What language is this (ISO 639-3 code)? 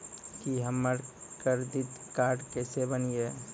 mai